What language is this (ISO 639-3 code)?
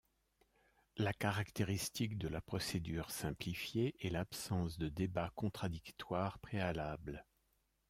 fra